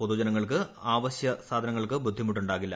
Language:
Malayalam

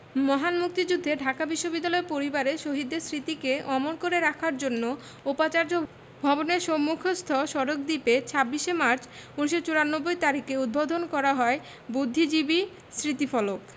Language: Bangla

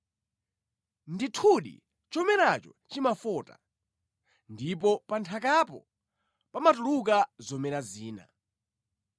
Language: Nyanja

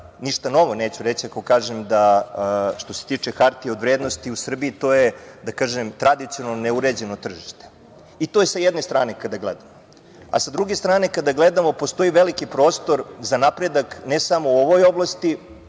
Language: Serbian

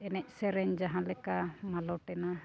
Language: Santali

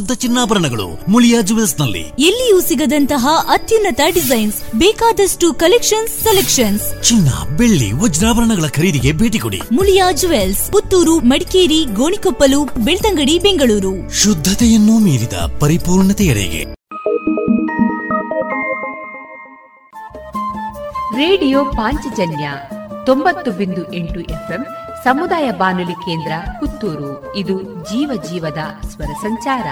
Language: Kannada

